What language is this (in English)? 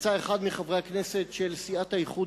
Hebrew